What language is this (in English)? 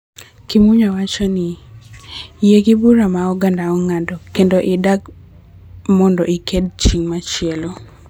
Luo (Kenya and Tanzania)